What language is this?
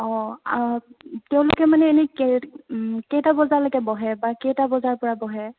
Assamese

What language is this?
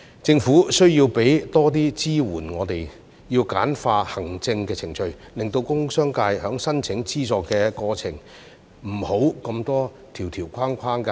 Cantonese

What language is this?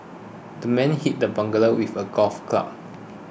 English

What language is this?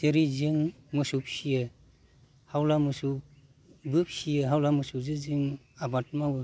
Bodo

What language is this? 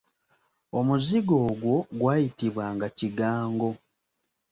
Ganda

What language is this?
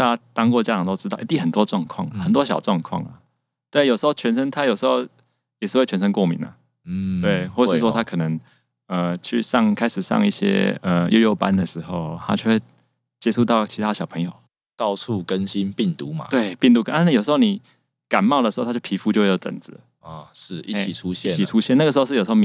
Chinese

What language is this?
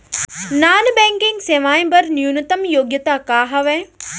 Chhattisgarhi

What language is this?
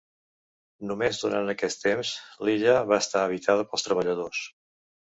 Catalan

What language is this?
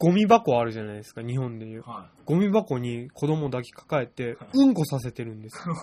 Japanese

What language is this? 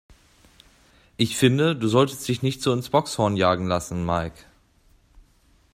German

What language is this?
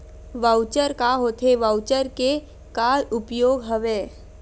Chhattisgarhi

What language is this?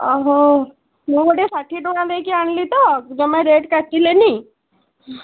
Odia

